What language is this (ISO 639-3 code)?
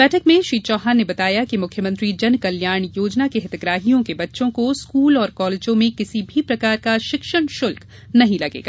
hin